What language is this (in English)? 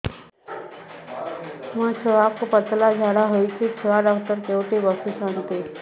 Odia